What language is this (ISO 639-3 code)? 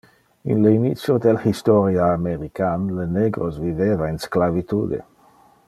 ina